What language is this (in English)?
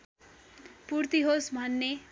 Nepali